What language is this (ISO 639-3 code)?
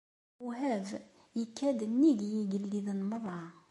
kab